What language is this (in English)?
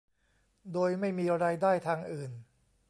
Thai